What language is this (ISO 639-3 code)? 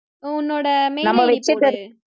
tam